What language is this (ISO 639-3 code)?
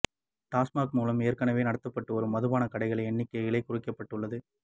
tam